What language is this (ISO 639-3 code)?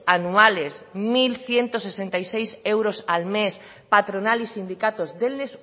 spa